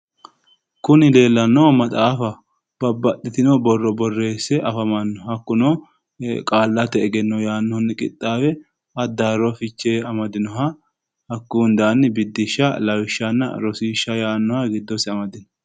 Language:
Sidamo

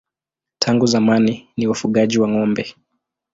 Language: Swahili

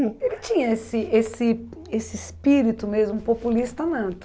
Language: Portuguese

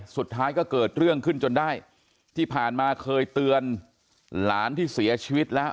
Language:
Thai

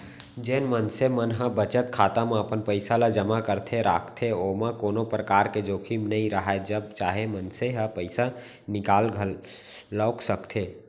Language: Chhattisgarhi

